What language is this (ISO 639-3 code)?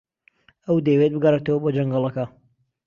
ckb